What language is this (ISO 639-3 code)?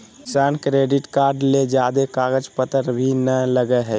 mag